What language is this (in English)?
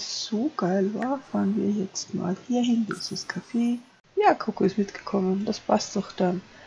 German